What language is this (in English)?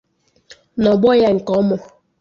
Igbo